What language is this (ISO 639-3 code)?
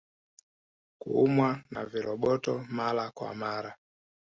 swa